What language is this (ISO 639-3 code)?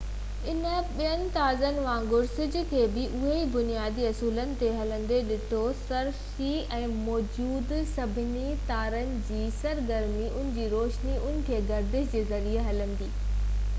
snd